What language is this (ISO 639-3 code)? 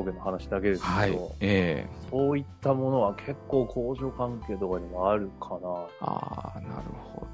jpn